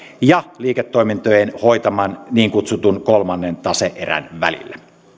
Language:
Finnish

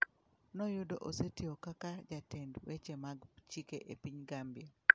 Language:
Luo (Kenya and Tanzania)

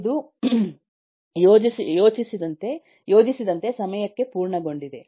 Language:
Kannada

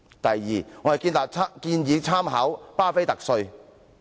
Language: Cantonese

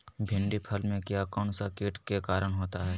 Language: Magahi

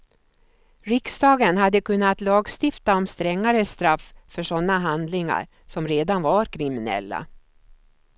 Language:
Swedish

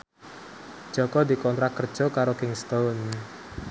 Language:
Javanese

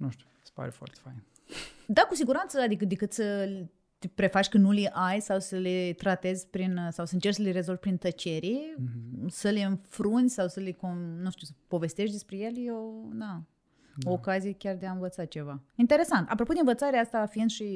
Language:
Romanian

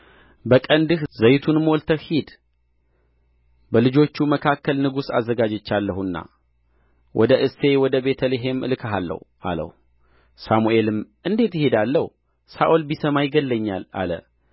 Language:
Amharic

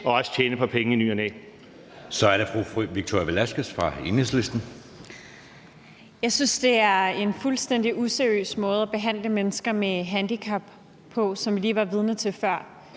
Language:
Danish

